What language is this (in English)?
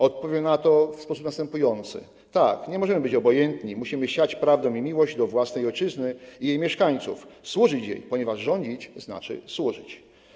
Polish